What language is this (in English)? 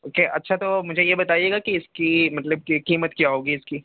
Urdu